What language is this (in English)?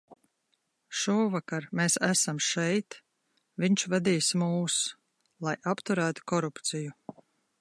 Latvian